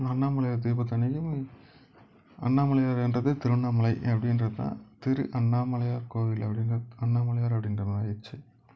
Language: Tamil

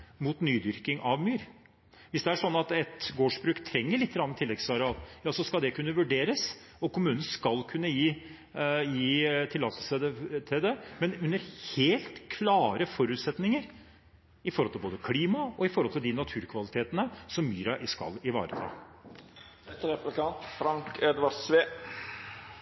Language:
Norwegian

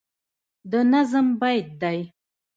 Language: Pashto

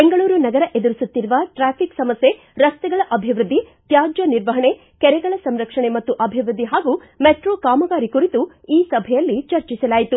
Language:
Kannada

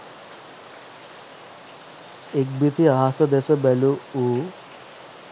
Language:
Sinhala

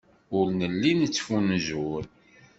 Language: Kabyle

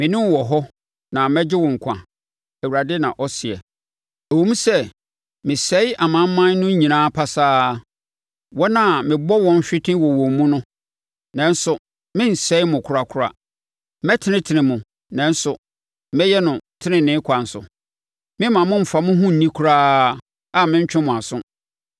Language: Akan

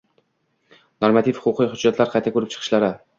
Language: Uzbek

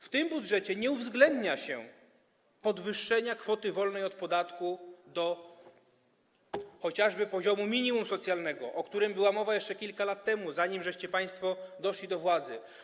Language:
Polish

